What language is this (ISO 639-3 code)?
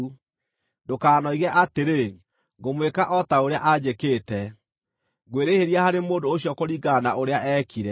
kik